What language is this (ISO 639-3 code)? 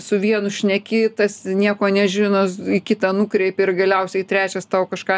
lit